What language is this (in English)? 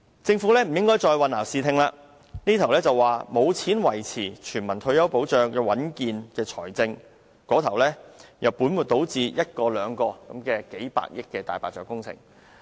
Cantonese